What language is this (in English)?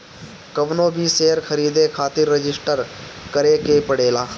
Bhojpuri